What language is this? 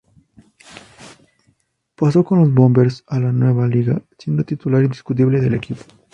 Spanish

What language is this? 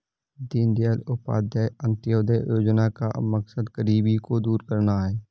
Hindi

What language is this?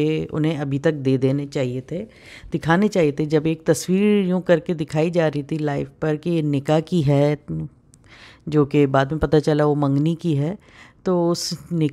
Hindi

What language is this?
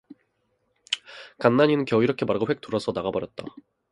Korean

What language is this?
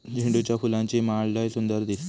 Marathi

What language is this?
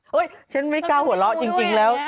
Thai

